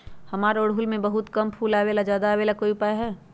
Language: Magahi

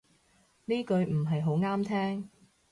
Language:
Cantonese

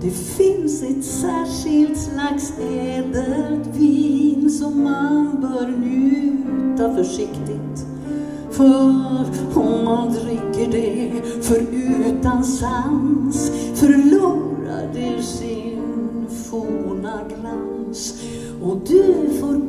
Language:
Norwegian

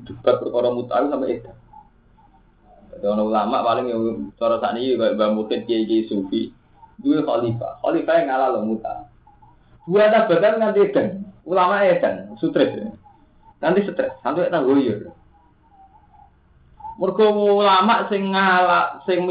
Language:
Indonesian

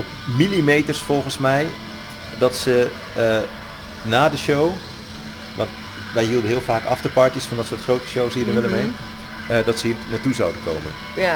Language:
Dutch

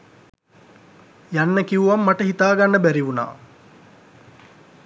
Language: Sinhala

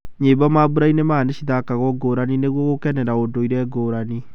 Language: Kikuyu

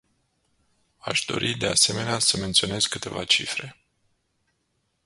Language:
Romanian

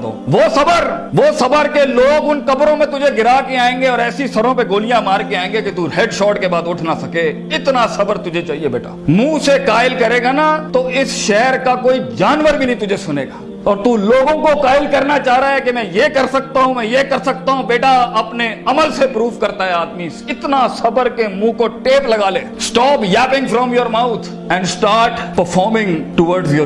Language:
Urdu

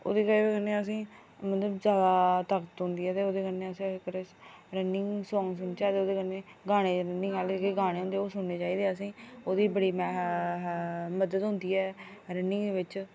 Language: Dogri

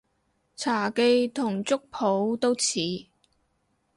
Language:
Cantonese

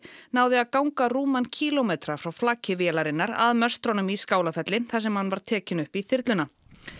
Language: Icelandic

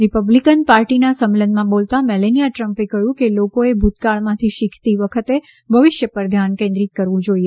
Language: Gujarati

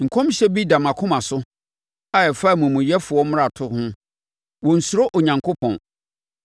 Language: Akan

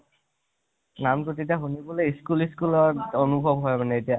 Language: Assamese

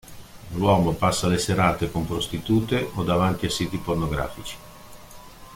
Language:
Italian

